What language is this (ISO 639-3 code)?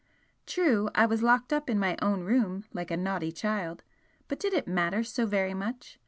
eng